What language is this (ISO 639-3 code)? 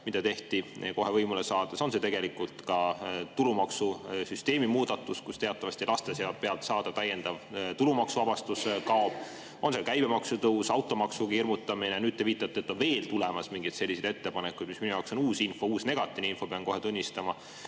est